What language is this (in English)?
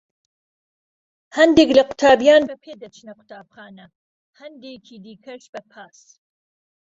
Central Kurdish